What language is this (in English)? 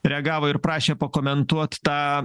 Lithuanian